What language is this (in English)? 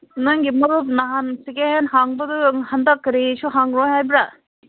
Manipuri